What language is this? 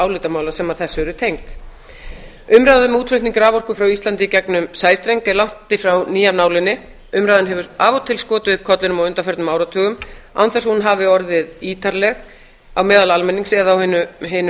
Icelandic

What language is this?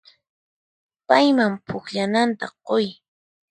Puno Quechua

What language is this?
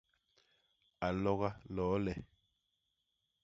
Basaa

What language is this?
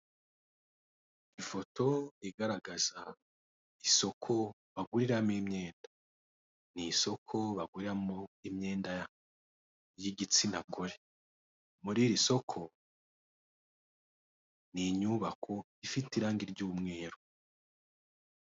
Kinyarwanda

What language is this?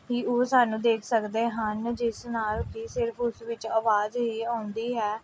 Punjabi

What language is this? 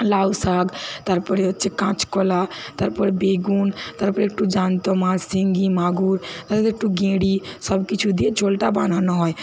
Bangla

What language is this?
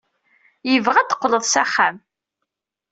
Kabyle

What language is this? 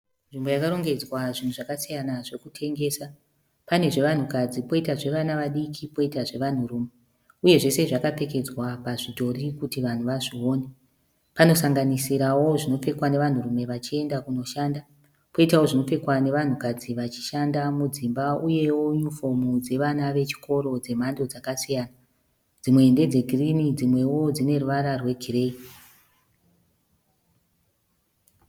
Shona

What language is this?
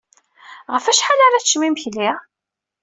Kabyle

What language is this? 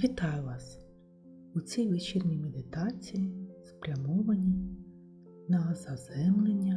Ukrainian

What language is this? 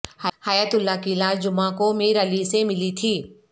Urdu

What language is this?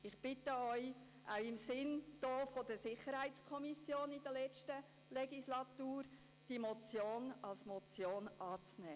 Swiss German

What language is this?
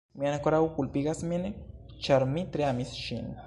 Esperanto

